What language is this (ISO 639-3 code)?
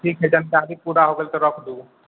mai